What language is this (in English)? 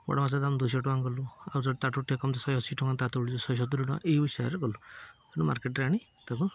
Odia